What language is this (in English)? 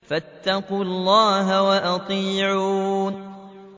Arabic